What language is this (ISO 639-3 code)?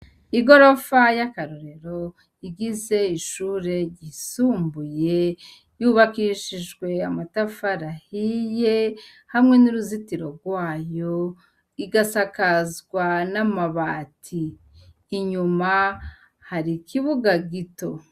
run